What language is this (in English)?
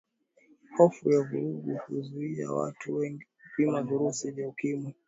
Swahili